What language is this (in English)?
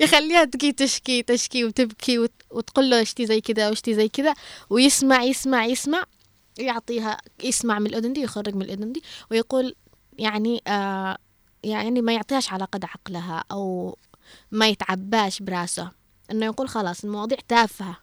Arabic